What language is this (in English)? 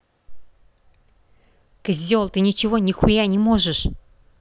Russian